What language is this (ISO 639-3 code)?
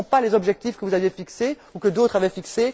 fra